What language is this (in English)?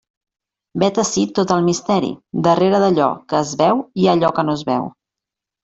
Catalan